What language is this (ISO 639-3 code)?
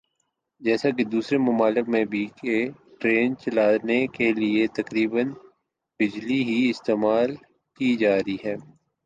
urd